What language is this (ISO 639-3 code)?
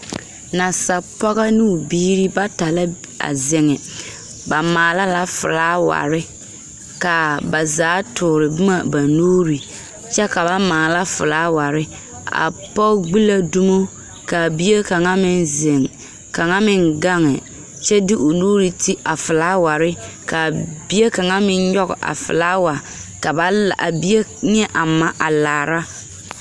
dga